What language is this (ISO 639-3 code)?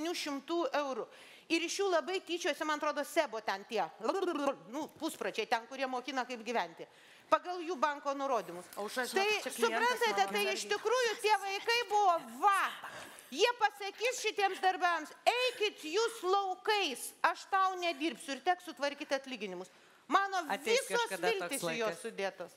lit